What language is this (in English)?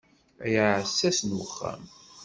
Kabyle